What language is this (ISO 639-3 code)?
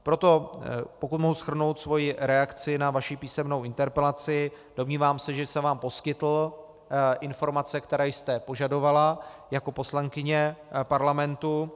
ces